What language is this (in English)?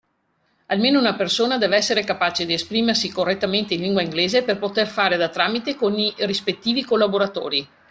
Italian